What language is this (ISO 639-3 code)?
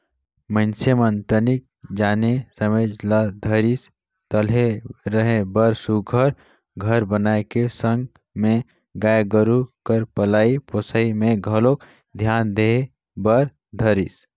hne